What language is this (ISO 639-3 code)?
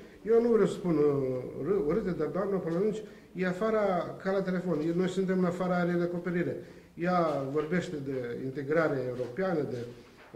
ron